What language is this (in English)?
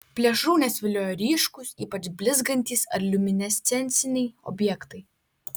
Lithuanian